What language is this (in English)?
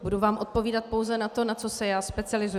Czech